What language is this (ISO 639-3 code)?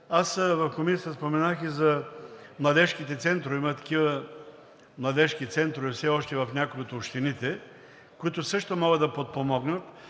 bul